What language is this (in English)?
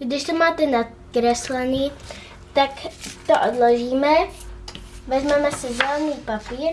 Czech